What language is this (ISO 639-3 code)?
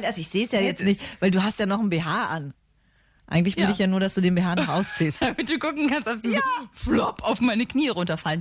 deu